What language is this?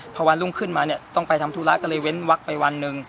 Thai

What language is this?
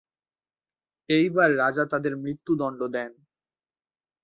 Bangla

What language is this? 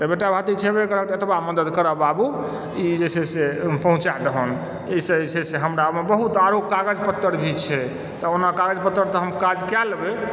Maithili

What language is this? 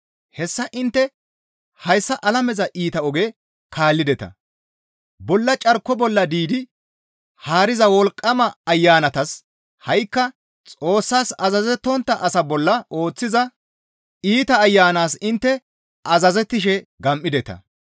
Gamo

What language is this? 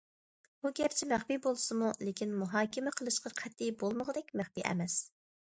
Uyghur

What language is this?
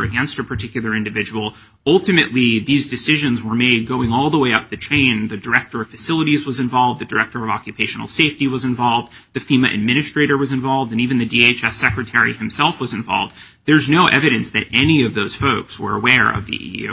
English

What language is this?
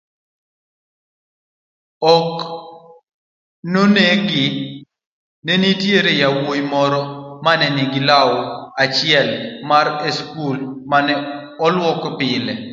Luo (Kenya and Tanzania)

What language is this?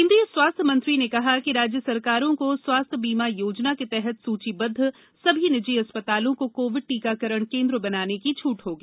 Hindi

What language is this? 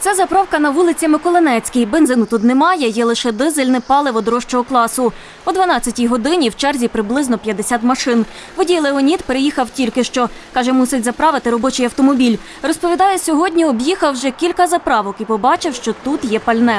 Ukrainian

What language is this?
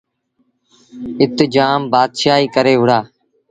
Sindhi Bhil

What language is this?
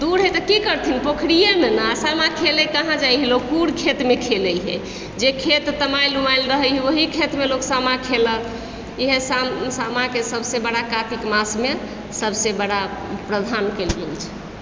Maithili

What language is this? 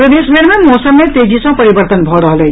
Maithili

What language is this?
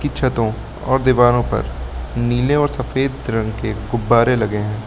Hindi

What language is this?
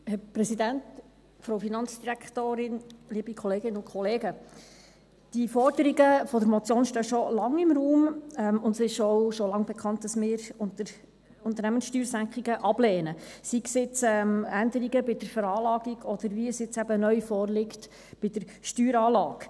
Swiss German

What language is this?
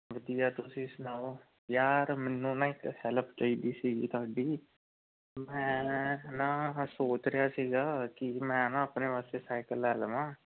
Punjabi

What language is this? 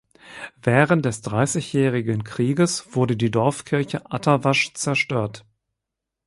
German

